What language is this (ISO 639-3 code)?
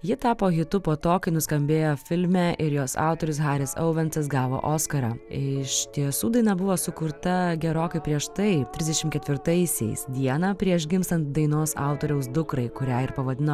lit